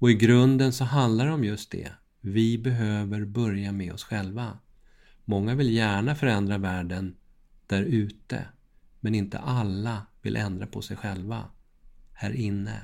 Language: Swedish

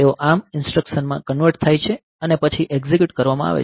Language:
Gujarati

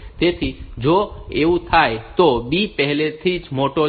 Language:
Gujarati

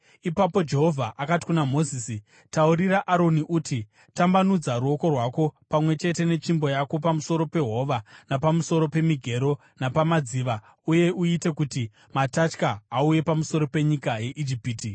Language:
Shona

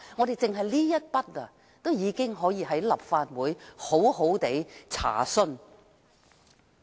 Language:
Cantonese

